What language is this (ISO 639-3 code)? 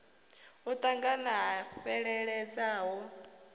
ven